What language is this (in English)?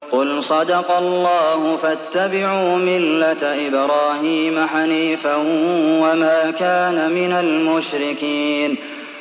Arabic